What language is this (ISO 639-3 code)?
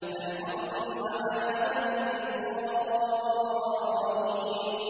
ara